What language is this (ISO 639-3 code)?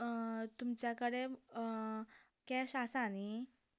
kok